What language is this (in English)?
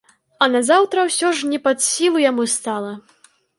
Belarusian